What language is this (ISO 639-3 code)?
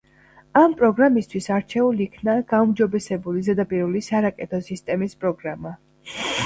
kat